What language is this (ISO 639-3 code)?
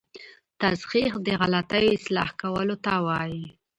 pus